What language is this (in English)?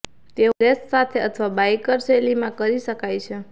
Gujarati